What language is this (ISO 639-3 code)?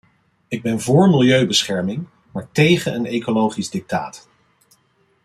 nld